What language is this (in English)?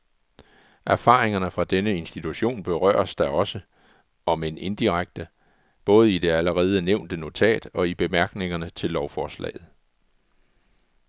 Danish